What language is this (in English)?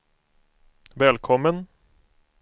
Swedish